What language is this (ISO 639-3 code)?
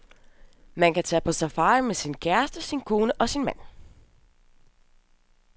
dan